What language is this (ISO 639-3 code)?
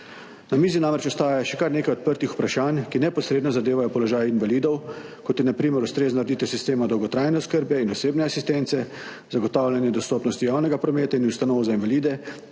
slv